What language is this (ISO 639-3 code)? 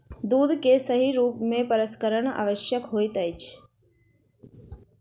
mai